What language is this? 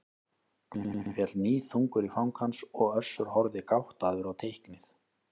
Icelandic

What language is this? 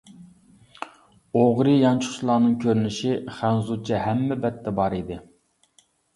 Uyghur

